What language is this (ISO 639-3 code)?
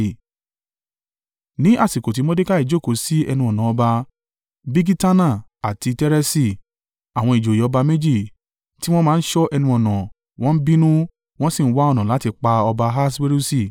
yor